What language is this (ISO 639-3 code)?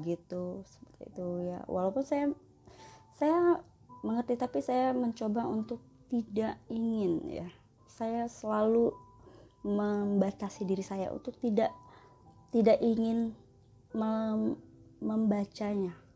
ind